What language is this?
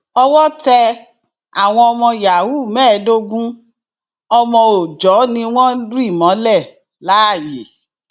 Yoruba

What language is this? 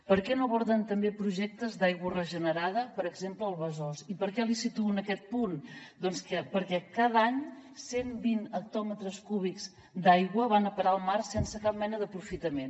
Catalan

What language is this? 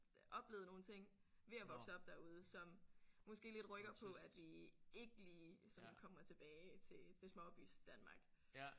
Danish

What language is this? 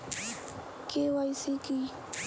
Bangla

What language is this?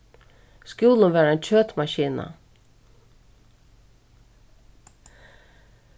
Faroese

